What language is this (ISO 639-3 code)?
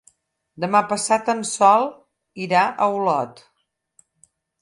cat